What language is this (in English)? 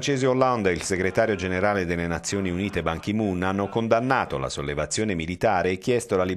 Italian